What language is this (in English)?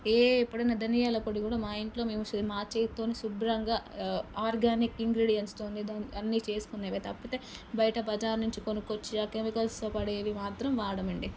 Telugu